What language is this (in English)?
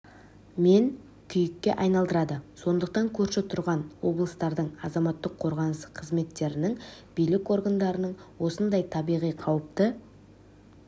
Kazakh